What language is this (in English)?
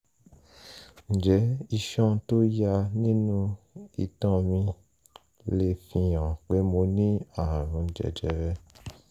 Yoruba